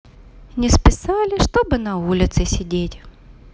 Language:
Russian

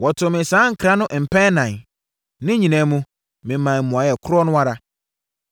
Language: Akan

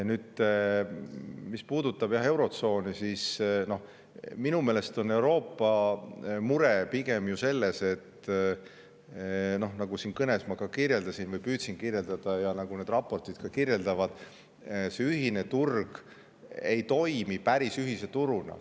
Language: Estonian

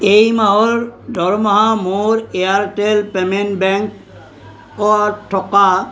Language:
Assamese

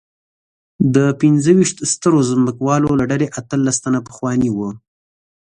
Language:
Pashto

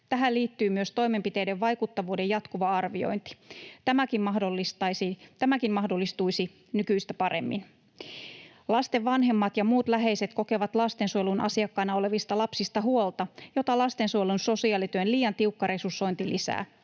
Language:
Finnish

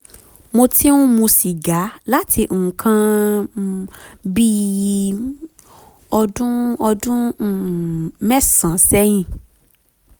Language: Yoruba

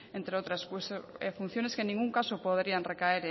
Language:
Spanish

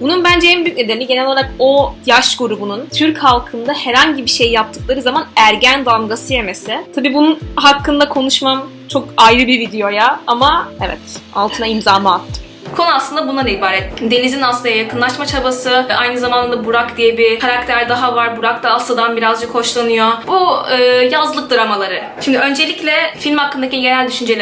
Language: Turkish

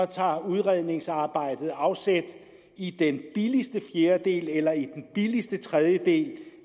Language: Danish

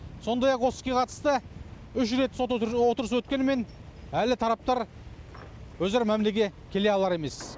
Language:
Kazakh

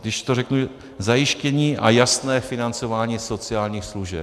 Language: Czech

